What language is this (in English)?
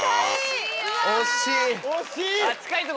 Japanese